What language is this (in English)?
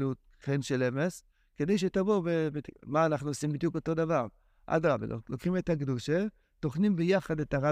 Hebrew